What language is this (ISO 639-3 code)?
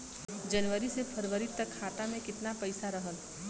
bho